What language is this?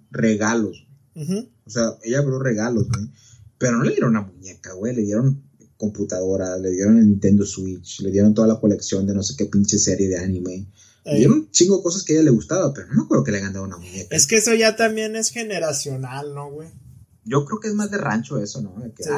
Spanish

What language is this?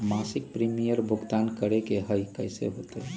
Magahi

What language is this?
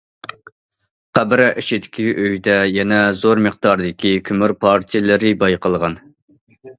Uyghur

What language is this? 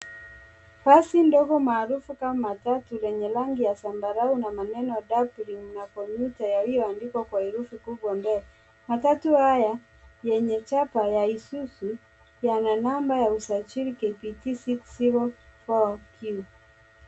Swahili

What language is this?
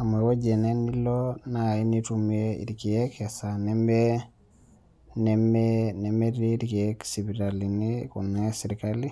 Masai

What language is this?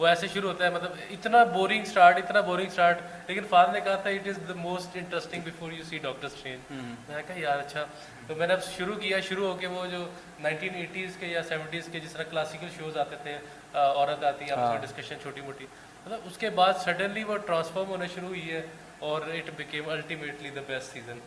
Urdu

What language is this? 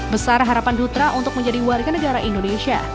Indonesian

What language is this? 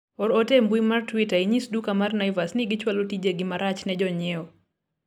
Luo (Kenya and Tanzania)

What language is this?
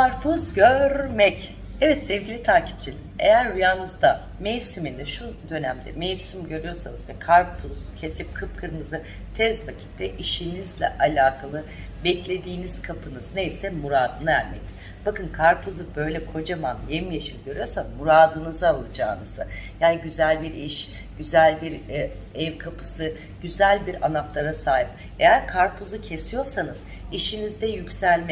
Turkish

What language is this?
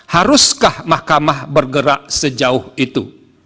Indonesian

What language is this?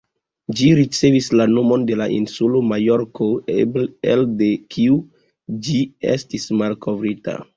Esperanto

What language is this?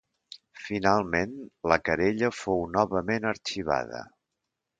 Catalan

